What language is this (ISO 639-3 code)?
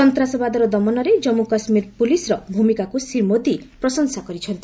ori